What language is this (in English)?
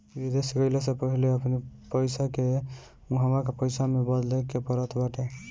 Bhojpuri